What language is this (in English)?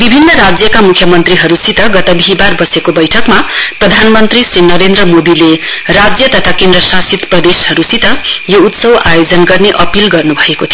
Nepali